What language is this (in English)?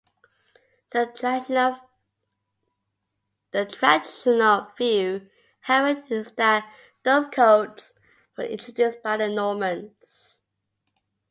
English